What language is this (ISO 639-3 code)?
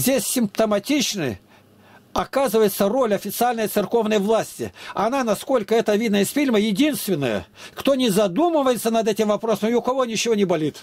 rus